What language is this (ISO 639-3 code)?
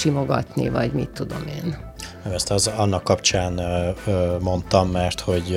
hun